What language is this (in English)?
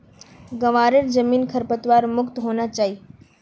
Magahi